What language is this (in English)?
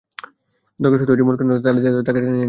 Bangla